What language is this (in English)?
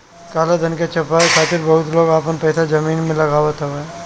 Bhojpuri